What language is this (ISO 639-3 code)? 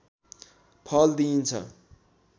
nep